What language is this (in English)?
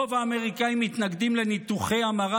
Hebrew